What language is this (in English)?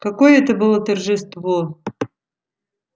Russian